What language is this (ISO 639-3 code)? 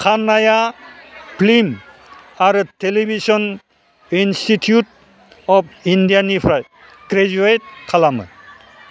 brx